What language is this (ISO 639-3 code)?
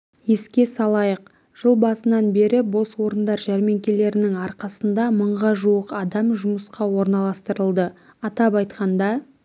kaz